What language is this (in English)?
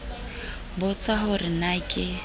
Southern Sotho